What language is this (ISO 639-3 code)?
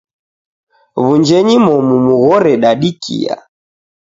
dav